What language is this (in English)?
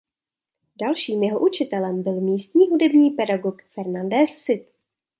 Czech